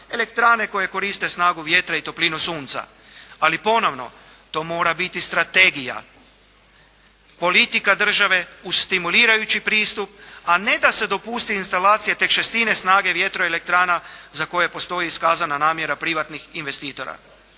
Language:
Croatian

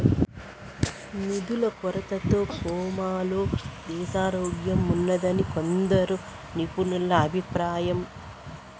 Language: Telugu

